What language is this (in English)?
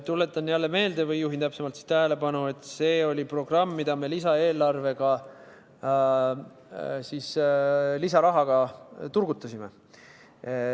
Estonian